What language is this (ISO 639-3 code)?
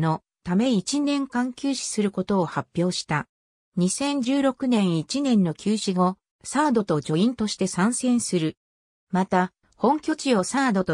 jpn